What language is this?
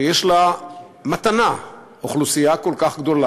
Hebrew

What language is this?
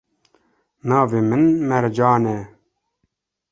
Kurdish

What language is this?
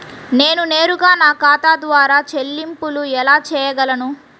Telugu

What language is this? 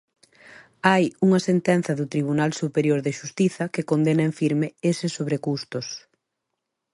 Galician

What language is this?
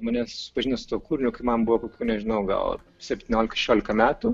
Lithuanian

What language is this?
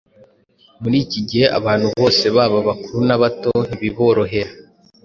Kinyarwanda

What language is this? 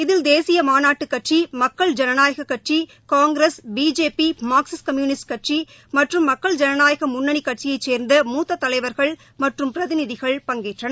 Tamil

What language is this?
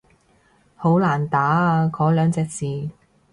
Cantonese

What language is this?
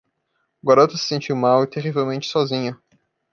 Portuguese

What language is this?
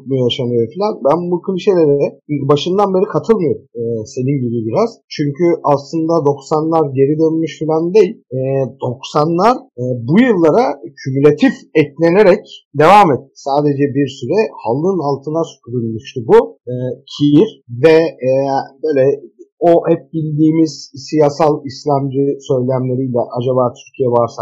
Turkish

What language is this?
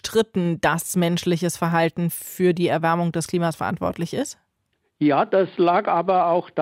German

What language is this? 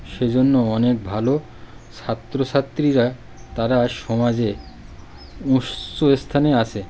Bangla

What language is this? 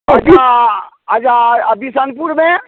Maithili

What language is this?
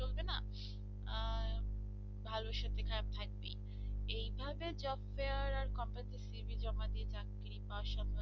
Bangla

